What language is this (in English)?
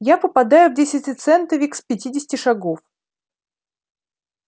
Russian